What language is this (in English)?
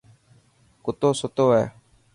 Dhatki